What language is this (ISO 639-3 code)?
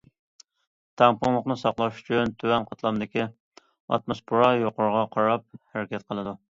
uig